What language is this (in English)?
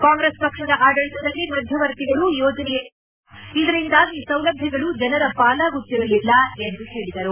Kannada